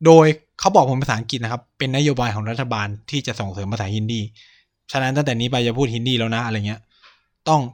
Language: Thai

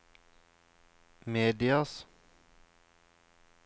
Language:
Norwegian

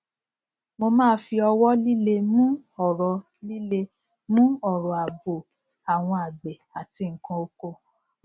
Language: Yoruba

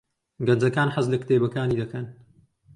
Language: Central Kurdish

